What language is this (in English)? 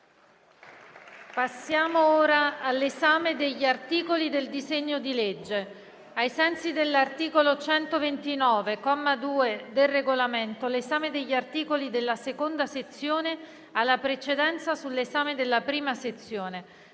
Italian